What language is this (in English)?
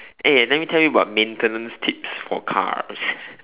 English